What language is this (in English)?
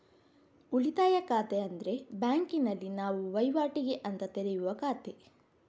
Kannada